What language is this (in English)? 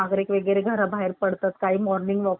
Marathi